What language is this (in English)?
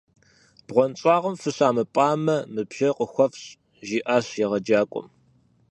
Kabardian